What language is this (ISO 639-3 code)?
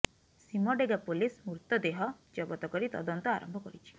ori